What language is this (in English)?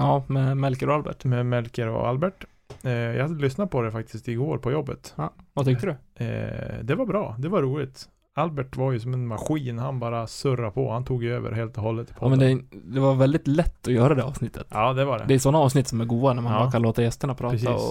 Swedish